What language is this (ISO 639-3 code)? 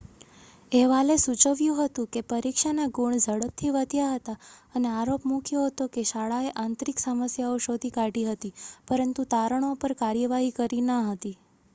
guj